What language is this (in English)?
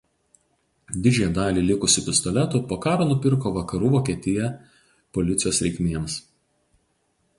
Lithuanian